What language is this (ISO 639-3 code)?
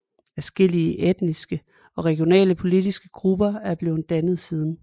dan